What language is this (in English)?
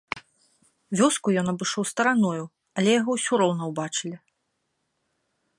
Belarusian